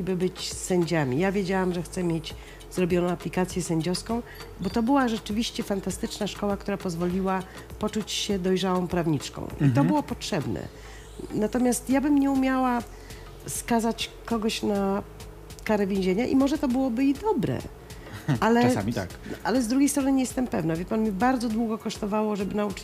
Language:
Polish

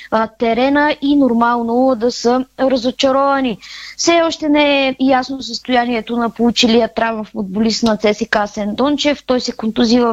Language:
Bulgarian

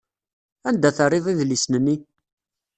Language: Kabyle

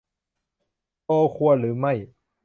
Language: Thai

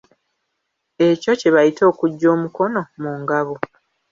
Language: Ganda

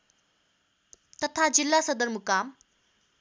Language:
Nepali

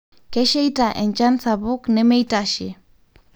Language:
Masai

